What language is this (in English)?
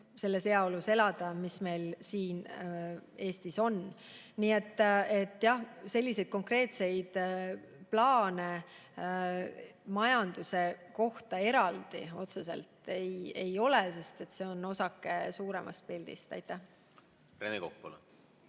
Estonian